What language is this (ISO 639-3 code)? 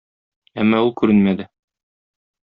tat